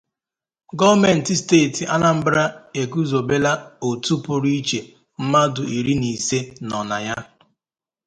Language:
Igbo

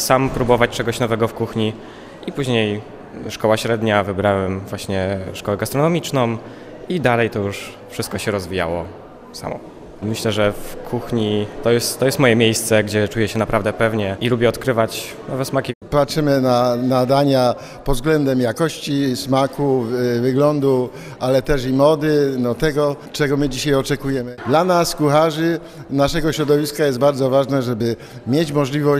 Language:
Polish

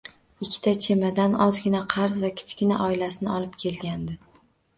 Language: Uzbek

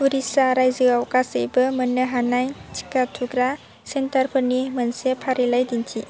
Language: Bodo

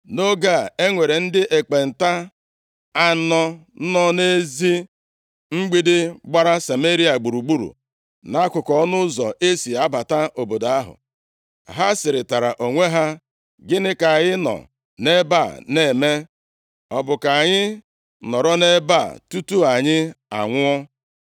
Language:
Igbo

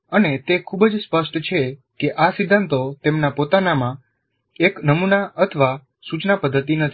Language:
Gujarati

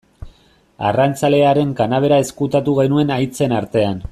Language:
Basque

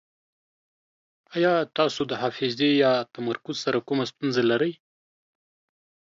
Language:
Pashto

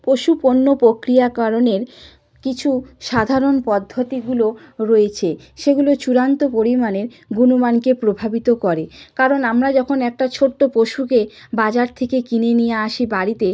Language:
Bangla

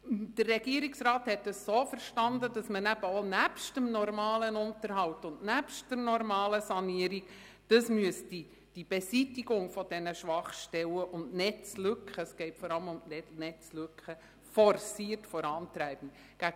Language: Swiss German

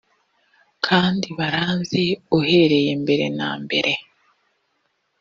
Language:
Kinyarwanda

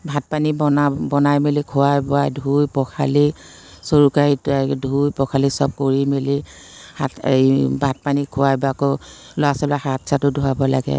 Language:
Assamese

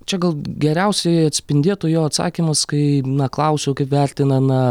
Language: Lithuanian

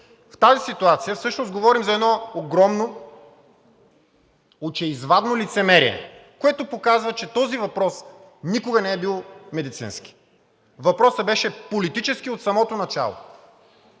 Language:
Bulgarian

